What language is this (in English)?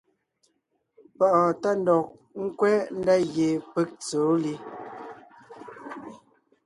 Ngiemboon